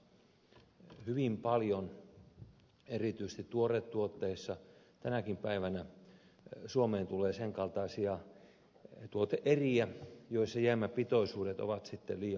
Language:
Finnish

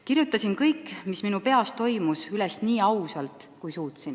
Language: Estonian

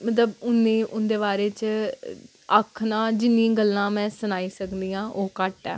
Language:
Dogri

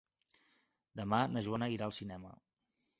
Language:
Catalan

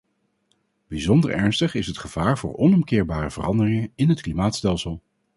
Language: Dutch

